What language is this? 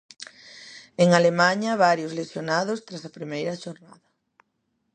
Galician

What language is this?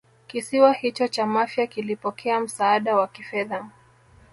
Swahili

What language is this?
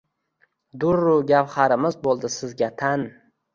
Uzbek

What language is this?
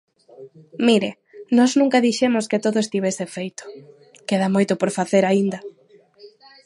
Galician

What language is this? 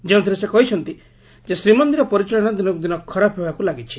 Odia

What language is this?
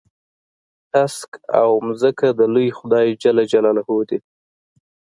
Pashto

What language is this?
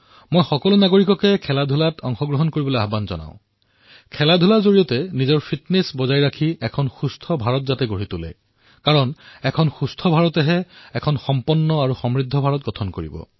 Assamese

